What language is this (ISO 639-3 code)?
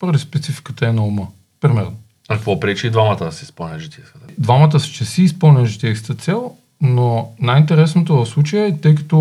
bul